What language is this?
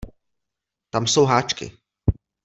Czech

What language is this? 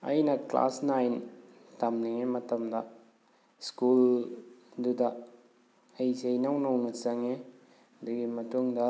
Manipuri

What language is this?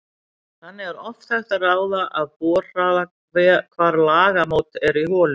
Icelandic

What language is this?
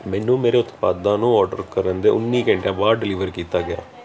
Punjabi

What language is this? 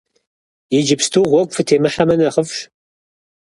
Kabardian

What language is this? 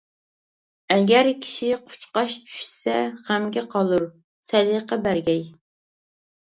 Uyghur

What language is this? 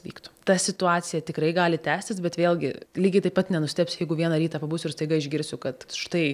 Lithuanian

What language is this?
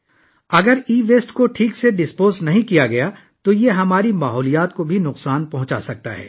Urdu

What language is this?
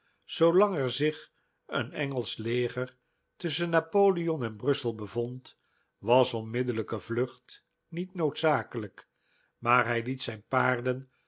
Dutch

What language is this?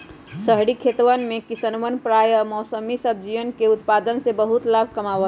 Magahi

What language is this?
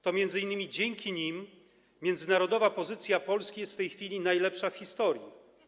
Polish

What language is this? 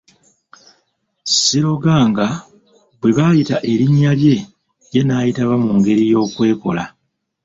Ganda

